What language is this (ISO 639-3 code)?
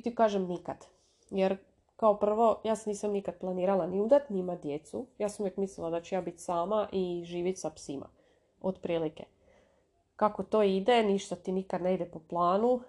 hrv